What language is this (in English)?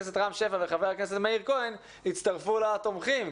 Hebrew